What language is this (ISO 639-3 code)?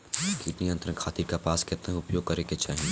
bho